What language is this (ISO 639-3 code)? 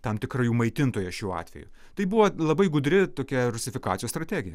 lit